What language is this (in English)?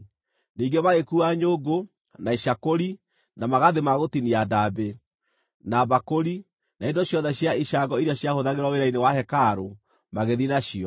Kikuyu